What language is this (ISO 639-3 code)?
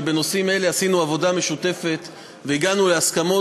heb